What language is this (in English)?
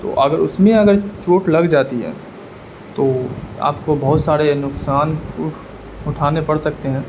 Urdu